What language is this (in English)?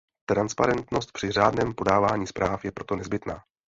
Czech